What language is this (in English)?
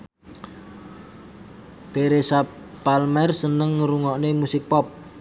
Javanese